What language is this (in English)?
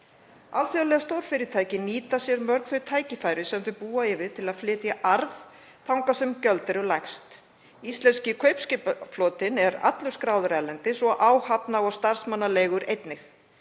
Icelandic